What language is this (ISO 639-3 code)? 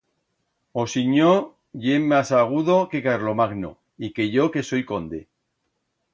arg